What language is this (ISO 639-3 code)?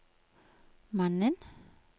nor